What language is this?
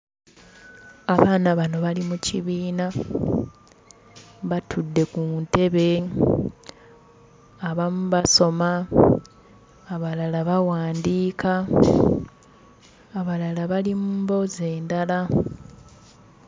Ganda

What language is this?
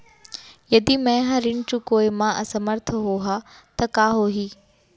Chhattisgarhi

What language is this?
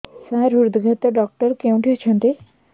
Odia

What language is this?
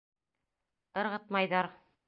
Bashkir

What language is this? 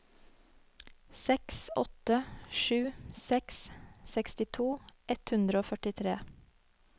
Norwegian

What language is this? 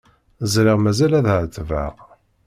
Kabyle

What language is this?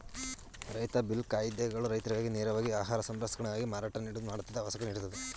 Kannada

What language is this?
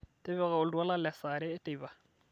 Masai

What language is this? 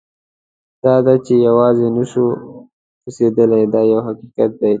Pashto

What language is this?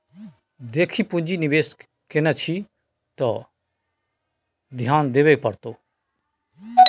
Maithili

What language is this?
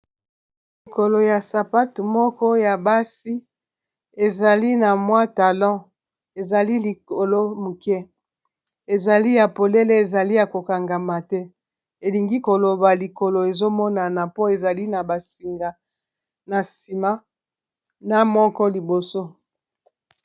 Lingala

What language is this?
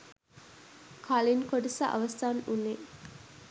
Sinhala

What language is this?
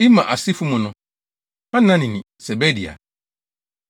Akan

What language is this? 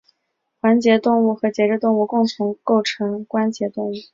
Chinese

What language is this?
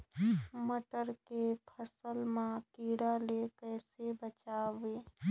Chhattisgarhi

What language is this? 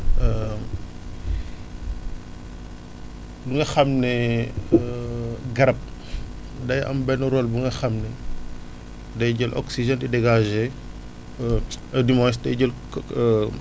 Wolof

